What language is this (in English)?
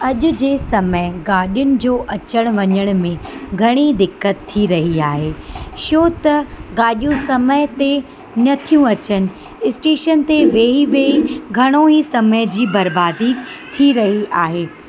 Sindhi